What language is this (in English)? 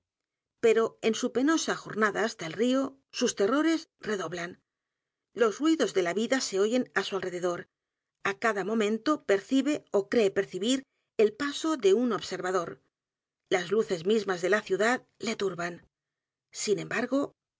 Spanish